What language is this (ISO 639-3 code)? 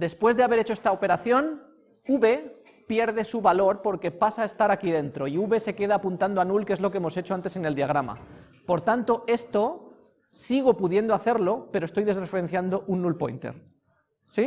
spa